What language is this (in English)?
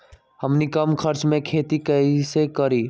Magahi